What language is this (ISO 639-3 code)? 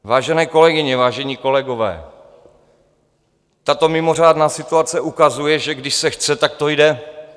ces